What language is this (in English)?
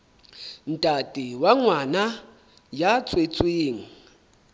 Southern Sotho